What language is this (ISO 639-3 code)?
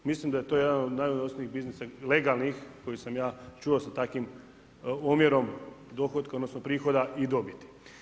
hrv